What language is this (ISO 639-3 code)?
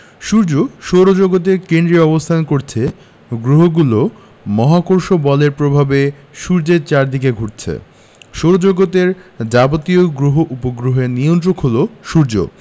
ben